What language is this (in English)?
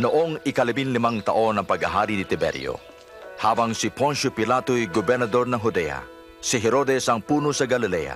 Filipino